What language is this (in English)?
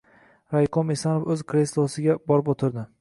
Uzbek